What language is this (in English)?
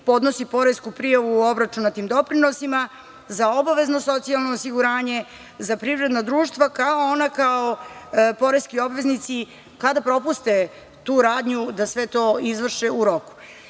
Serbian